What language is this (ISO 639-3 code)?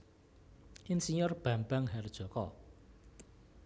jav